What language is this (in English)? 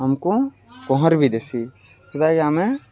Odia